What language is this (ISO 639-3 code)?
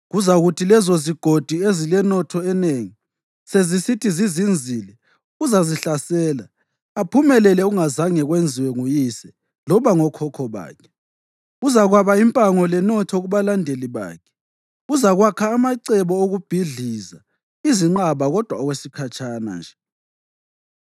nde